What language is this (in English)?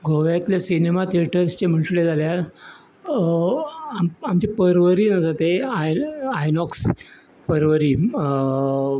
Konkani